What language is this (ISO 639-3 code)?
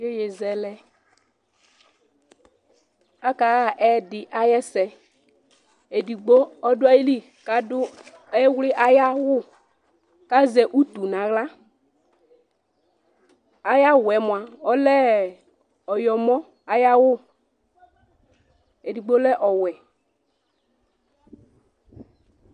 kpo